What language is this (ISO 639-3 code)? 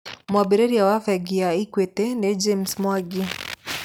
kik